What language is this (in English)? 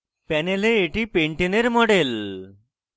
Bangla